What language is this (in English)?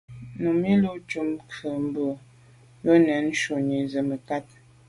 Medumba